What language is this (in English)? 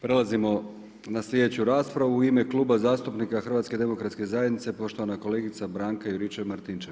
Croatian